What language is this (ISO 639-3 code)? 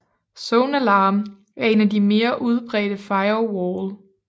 dan